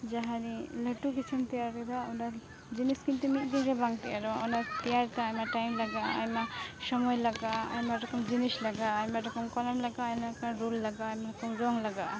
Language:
Santali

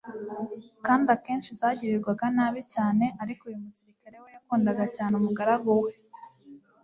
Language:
Kinyarwanda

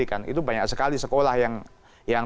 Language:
Indonesian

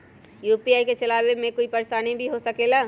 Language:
Magahi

